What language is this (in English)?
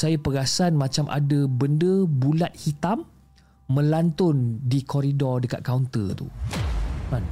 Malay